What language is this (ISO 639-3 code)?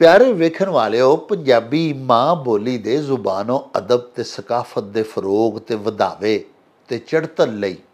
pan